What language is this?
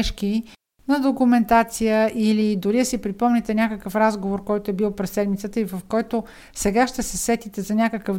Bulgarian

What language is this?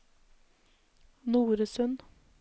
Norwegian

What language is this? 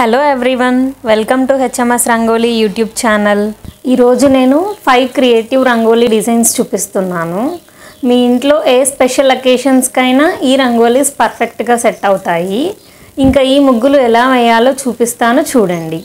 English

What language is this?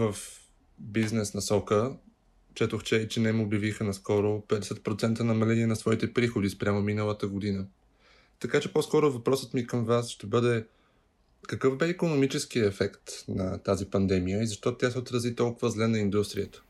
Bulgarian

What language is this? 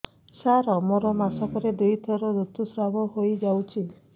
Odia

